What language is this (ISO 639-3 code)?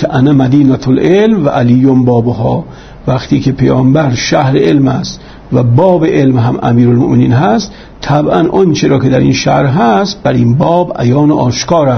fas